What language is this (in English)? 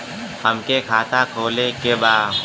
Bhojpuri